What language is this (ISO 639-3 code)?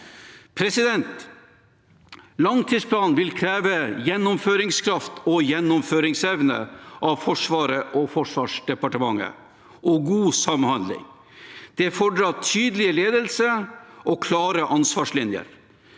nor